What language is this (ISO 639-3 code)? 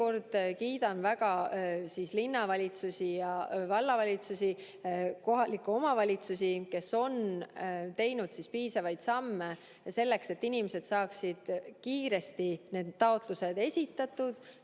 est